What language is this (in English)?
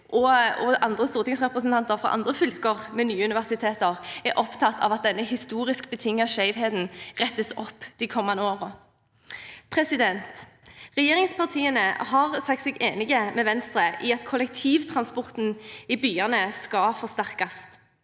Norwegian